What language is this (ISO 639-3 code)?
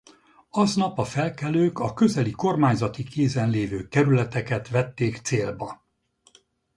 hun